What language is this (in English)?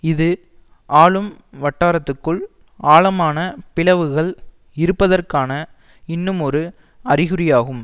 Tamil